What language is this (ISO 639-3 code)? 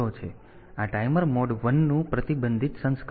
guj